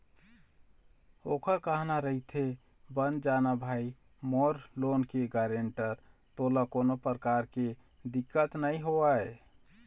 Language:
Chhattisgarhi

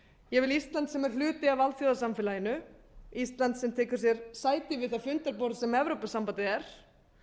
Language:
Icelandic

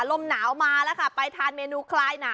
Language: Thai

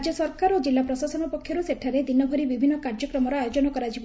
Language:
Odia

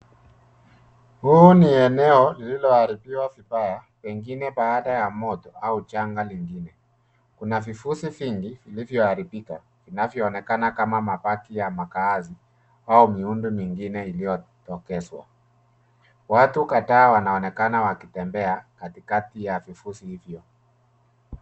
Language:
Swahili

